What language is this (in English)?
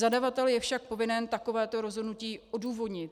Czech